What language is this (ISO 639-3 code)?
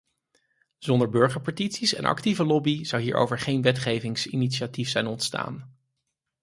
nld